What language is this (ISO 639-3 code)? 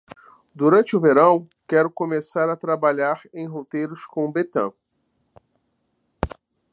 por